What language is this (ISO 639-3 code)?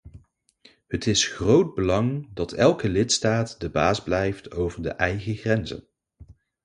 nld